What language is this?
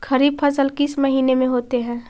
Magahi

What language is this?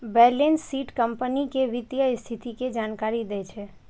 Maithili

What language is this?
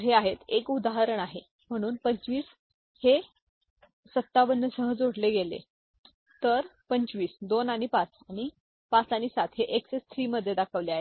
Marathi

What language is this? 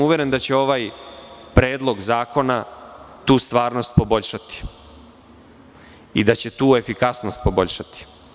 Serbian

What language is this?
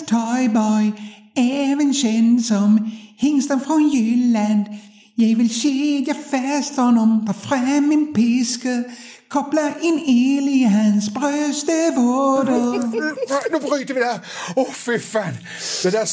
Swedish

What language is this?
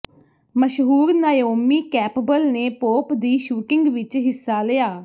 Punjabi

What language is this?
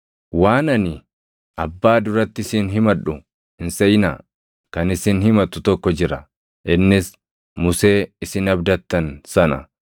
Oromo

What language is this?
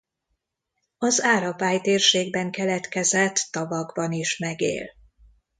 Hungarian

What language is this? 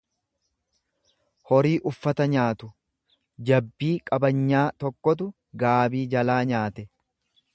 Oromo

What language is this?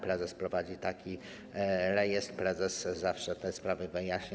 Polish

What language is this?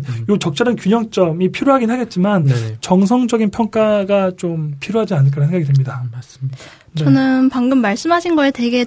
Korean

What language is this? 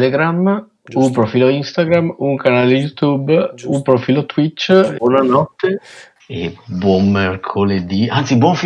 Italian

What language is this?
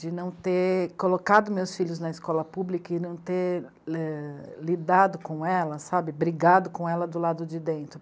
Portuguese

